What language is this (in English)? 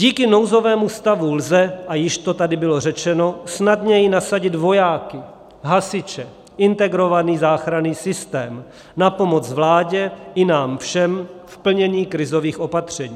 Czech